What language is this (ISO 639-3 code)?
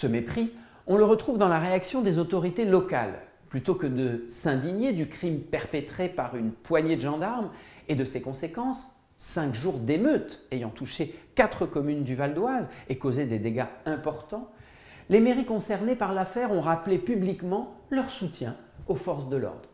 fra